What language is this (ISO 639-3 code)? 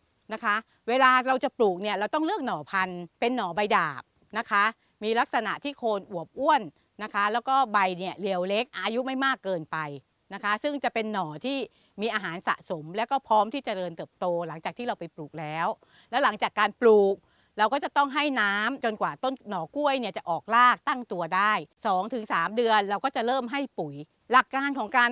tha